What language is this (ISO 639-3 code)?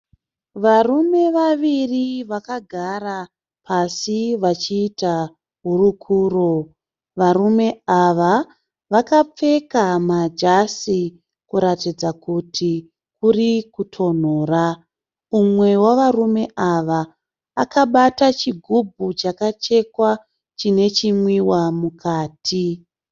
sna